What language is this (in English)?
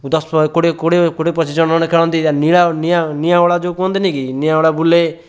Odia